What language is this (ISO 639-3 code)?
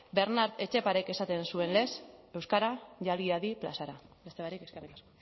eus